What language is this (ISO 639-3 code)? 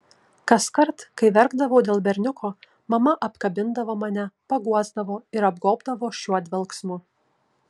lit